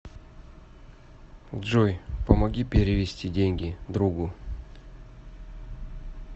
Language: Russian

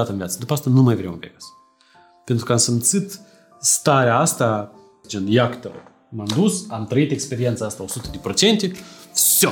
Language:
Romanian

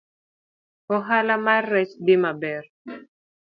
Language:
Luo (Kenya and Tanzania)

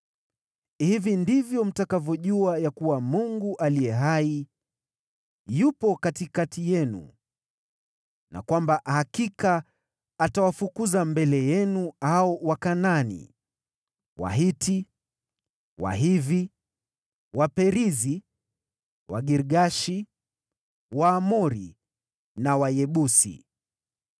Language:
Swahili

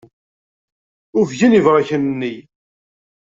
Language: Kabyle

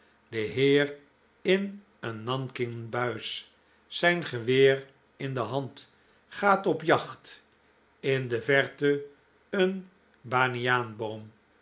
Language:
Dutch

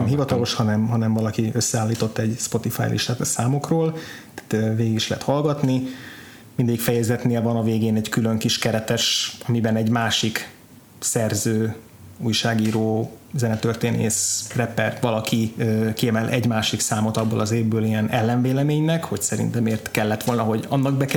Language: Hungarian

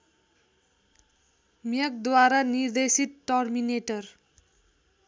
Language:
Nepali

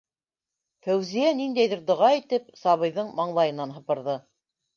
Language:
Bashkir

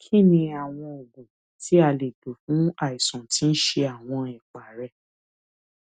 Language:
Yoruba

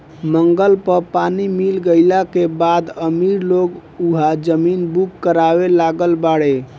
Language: Bhojpuri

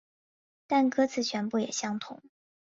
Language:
Chinese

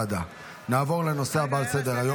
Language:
Hebrew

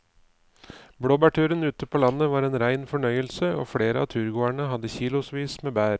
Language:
Norwegian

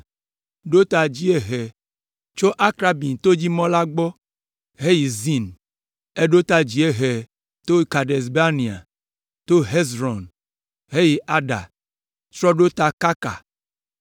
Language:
Ewe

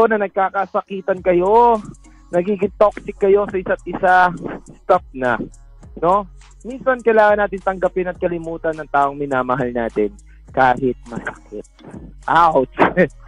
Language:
Filipino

